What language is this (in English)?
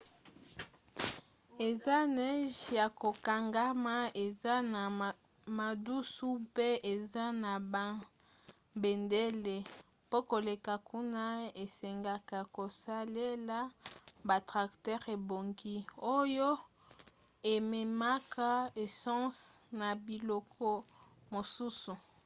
Lingala